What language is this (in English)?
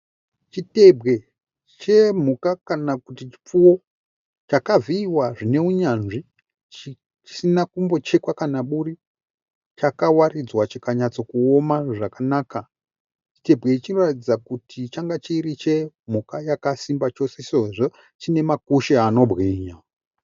Shona